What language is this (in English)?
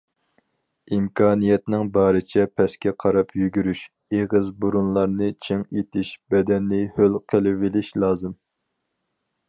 Uyghur